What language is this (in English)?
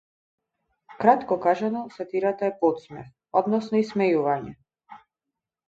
Macedonian